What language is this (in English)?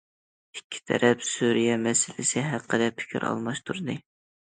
Uyghur